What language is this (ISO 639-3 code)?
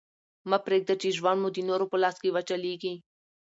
pus